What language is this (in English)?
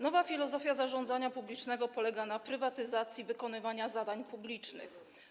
Polish